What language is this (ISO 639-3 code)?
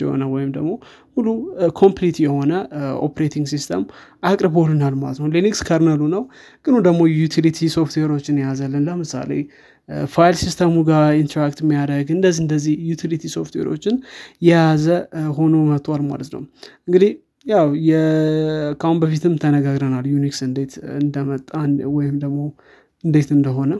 amh